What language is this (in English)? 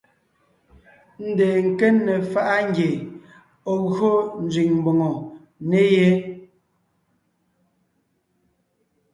Ngiemboon